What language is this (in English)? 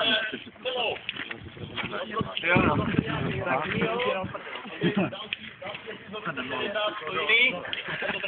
Czech